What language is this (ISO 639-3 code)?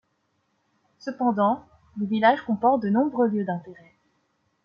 fra